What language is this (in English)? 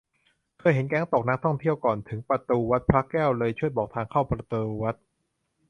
Thai